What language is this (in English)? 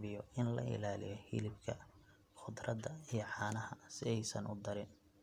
Somali